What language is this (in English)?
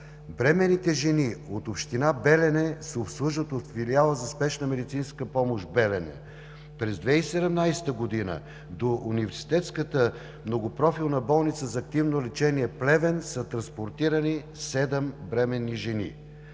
Bulgarian